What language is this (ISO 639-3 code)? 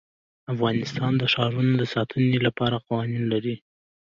pus